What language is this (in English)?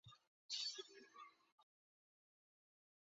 Chinese